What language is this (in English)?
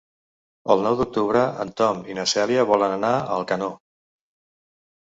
Catalan